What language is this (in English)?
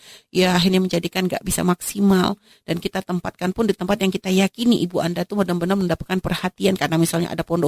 Indonesian